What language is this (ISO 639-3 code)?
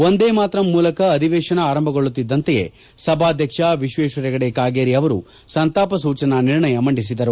kan